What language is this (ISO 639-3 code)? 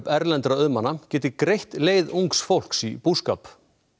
isl